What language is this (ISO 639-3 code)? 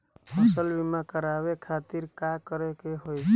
bho